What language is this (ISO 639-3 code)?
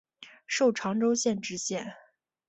zho